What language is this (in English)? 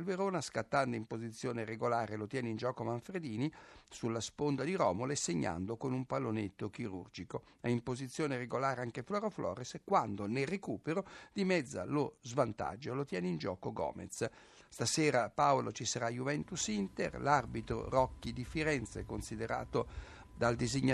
Italian